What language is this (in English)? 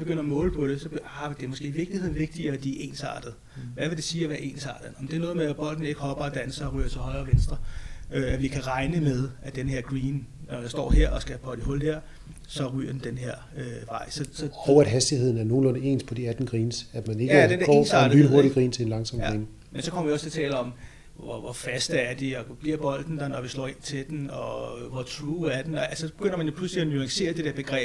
Danish